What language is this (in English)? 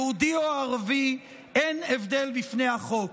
Hebrew